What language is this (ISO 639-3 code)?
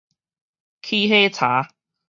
nan